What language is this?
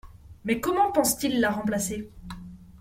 French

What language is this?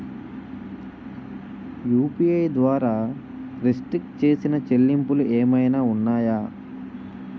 Telugu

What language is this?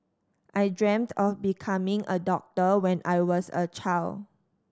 English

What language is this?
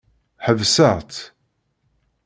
Kabyle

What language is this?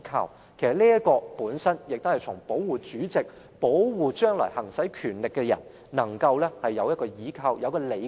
Cantonese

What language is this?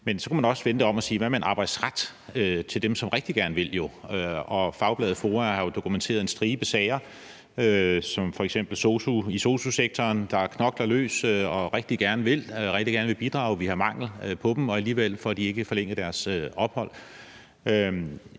Danish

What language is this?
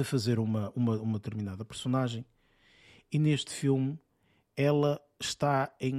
Portuguese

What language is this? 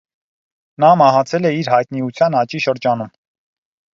Armenian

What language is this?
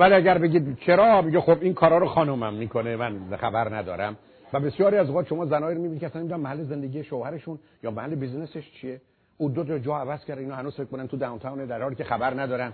Persian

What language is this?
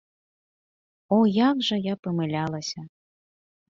Belarusian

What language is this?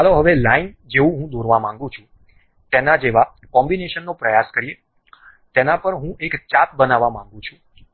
Gujarati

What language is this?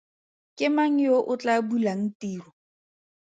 Tswana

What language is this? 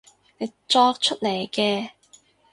Cantonese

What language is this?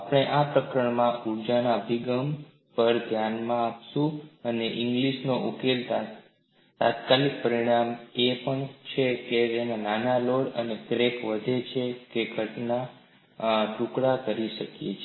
Gujarati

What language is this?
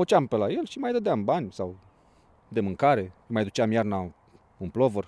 Romanian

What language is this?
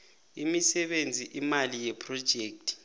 South Ndebele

